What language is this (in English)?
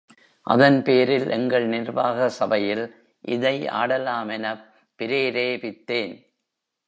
Tamil